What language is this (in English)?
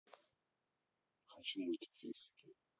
Russian